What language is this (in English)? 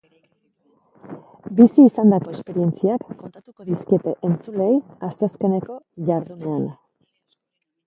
Basque